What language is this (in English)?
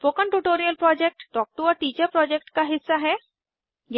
Hindi